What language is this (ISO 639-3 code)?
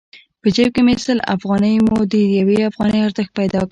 pus